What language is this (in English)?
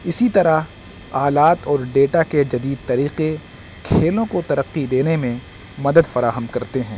Urdu